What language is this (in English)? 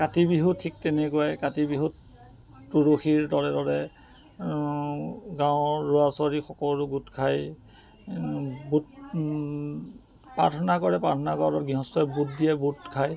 Assamese